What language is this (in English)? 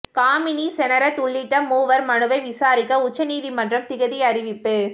Tamil